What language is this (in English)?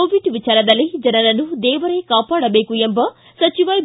Kannada